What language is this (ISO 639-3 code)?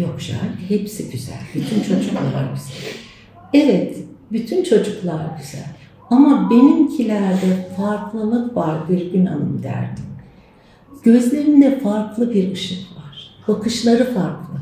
tur